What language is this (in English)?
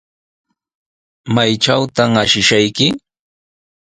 Sihuas Ancash Quechua